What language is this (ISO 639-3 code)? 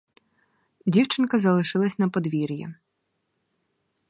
ukr